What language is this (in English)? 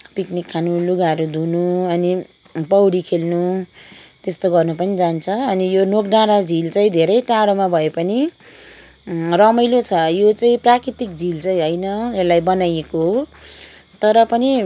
Nepali